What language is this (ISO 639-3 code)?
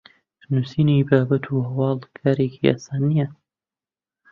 ckb